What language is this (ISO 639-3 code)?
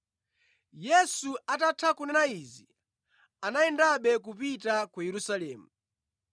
nya